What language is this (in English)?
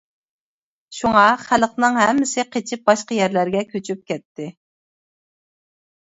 Uyghur